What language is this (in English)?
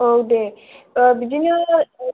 Bodo